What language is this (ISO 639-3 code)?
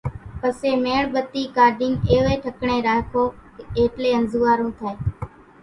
gjk